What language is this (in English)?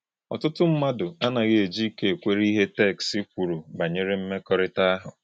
Igbo